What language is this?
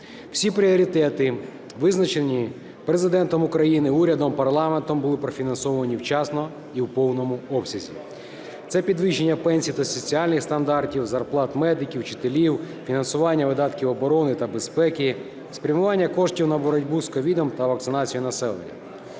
Ukrainian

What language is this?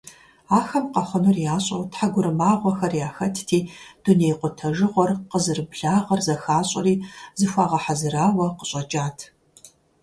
Kabardian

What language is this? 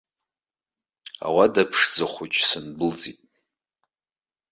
Abkhazian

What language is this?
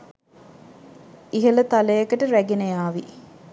Sinhala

